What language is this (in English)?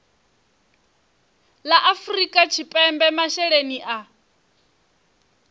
Venda